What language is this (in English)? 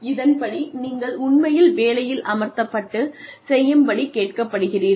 Tamil